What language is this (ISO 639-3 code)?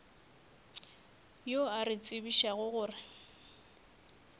nso